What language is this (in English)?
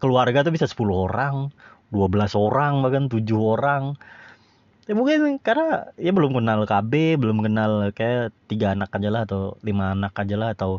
Indonesian